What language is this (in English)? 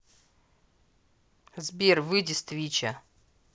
Russian